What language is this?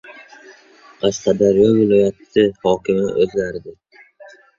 Uzbek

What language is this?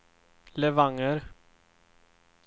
Swedish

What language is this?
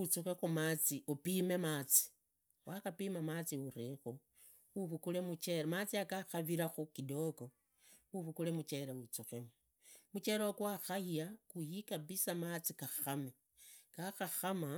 Idakho-Isukha-Tiriki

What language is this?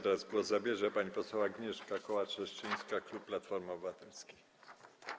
Polish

